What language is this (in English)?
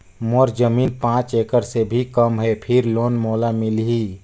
Chhattisgarhi